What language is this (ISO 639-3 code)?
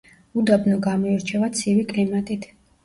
kat